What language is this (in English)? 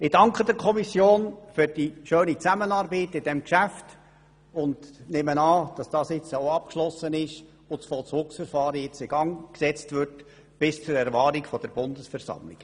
Swiss German